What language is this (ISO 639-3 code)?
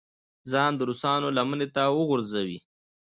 pus